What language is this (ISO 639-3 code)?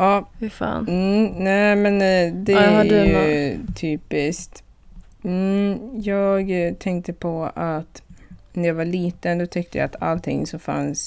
swe